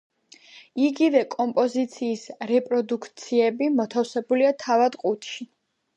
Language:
Georgian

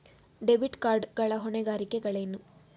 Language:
Kannada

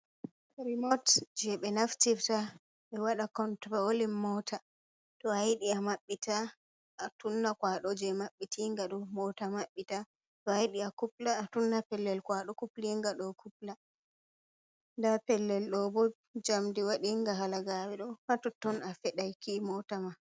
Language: Fula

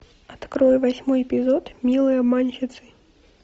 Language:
Russian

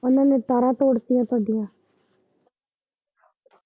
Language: Punjabi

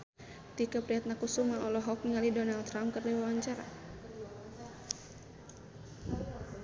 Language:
Sundanese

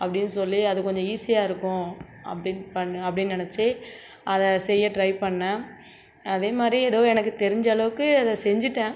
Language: Tamil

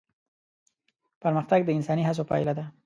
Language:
Pashto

